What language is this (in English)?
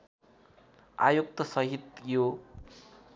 Nepali